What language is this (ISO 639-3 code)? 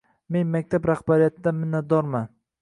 uzb